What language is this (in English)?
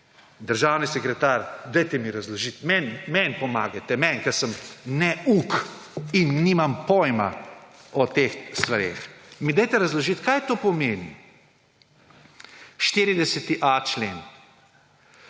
Slovenian